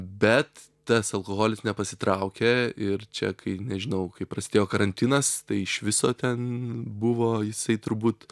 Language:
Lithuanian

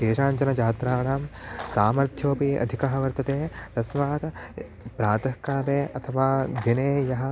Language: Sanskrit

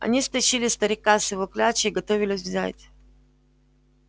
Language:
Russian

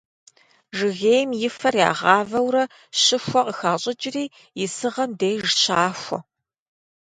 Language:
Kabardian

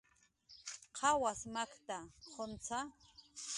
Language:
Jaqaru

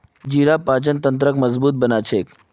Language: Magahi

